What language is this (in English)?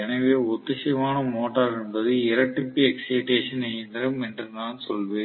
Tamil